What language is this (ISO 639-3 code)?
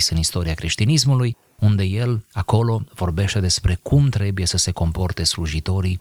ron